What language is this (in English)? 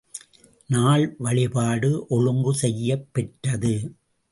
Tamil